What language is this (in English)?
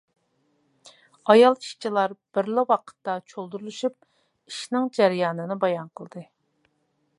Uyghur